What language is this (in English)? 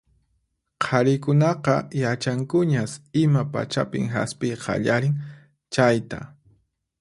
Puno Quechua